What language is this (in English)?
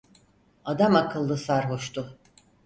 Turkish